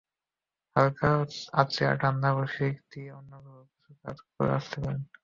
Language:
Bangla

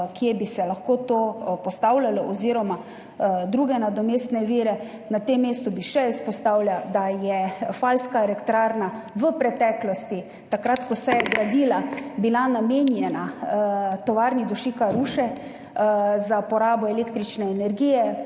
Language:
Slovenian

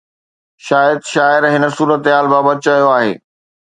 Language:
Sindhi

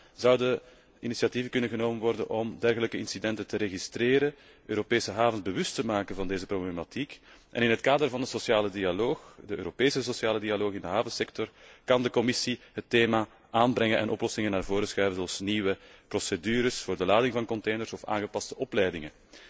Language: Dutch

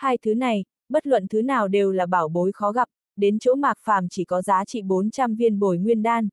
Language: Vietnamese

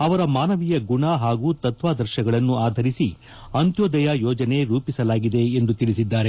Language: Kannada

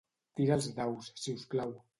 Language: Catalan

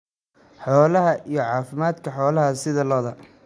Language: Somali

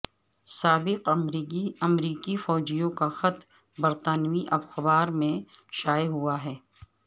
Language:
Urdu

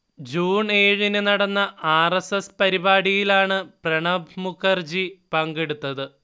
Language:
Malayalam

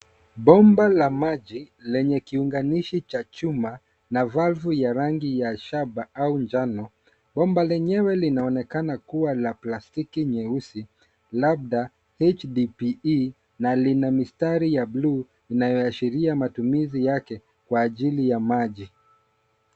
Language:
Swahili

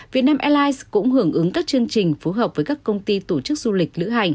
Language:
Vietnamese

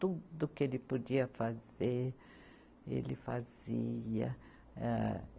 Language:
Portuguese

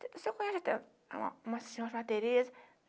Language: Portuguese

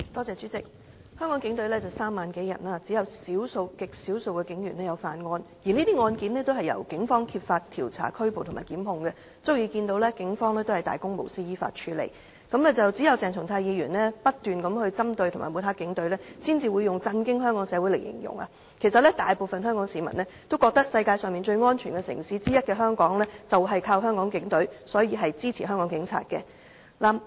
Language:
Cantonese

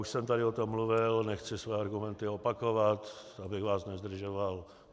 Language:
Czech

